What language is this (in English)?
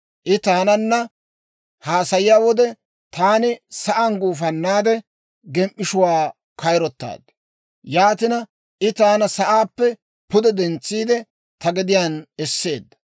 Dawro